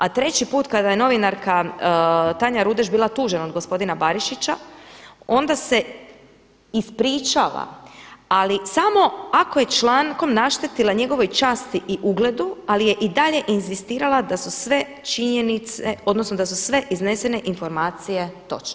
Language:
Croatian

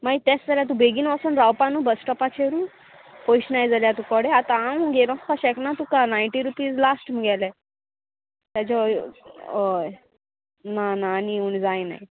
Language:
Konkani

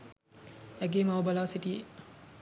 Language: Sinhala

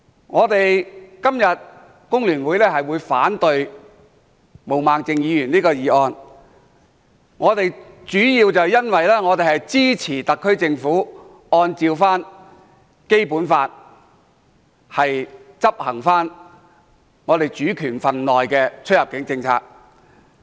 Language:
Cantonese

